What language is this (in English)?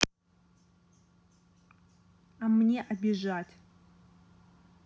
Russian